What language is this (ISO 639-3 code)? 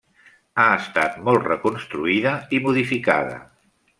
cat